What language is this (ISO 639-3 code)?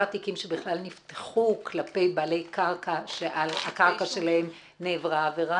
heb